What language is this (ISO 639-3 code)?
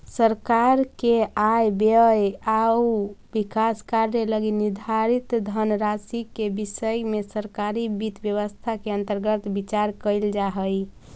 mag